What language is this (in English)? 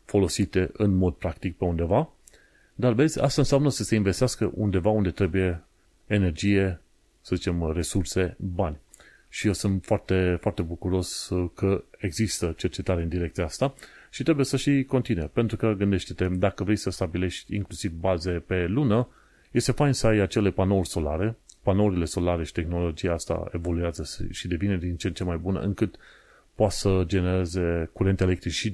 Romanian